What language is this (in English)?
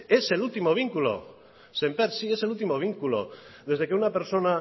Spanish